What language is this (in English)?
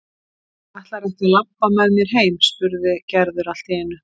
Icelandic